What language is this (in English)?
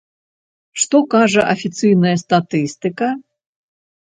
Belarusian